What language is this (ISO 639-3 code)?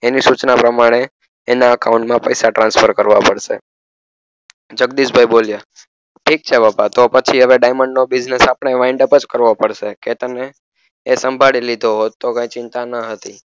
guj